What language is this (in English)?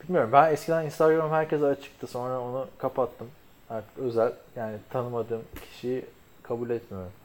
Turkish